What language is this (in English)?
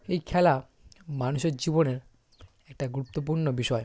Bangla